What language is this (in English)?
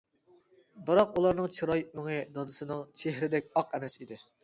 Uyghur